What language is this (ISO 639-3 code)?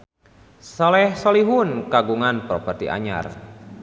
sun